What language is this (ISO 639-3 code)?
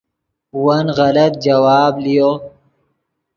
ydg